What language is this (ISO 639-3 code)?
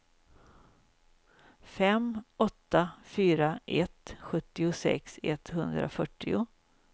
swe